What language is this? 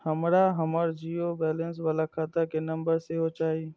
Maithili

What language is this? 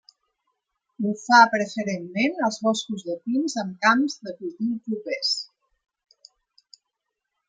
Catalan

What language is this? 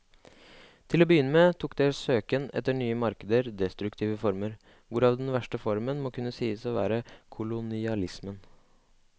Norwegian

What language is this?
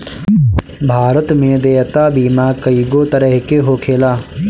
Bhojpuri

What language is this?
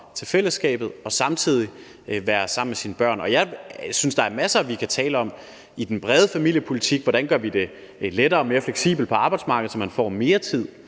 Danish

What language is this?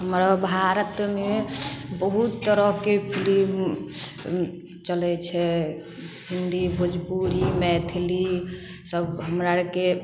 Maithili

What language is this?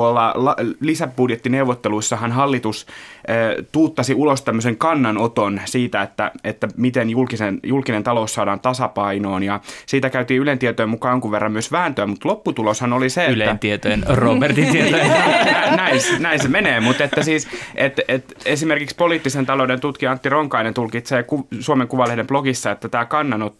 Finnish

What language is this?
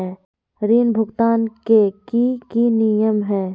Magahi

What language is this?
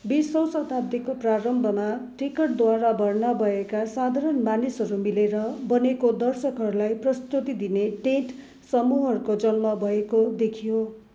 Nepali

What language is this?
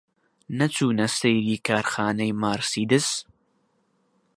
Central Kurdish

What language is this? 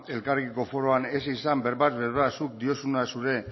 Basque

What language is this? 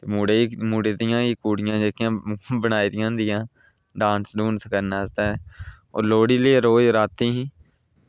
Dogri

